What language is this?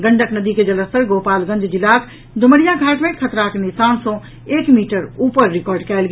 Maithili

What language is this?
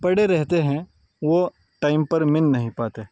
Urdu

